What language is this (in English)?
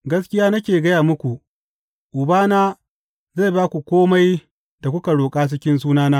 Hausa